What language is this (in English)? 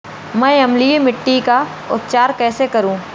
Hindi